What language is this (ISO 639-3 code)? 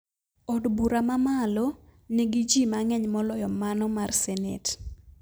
luo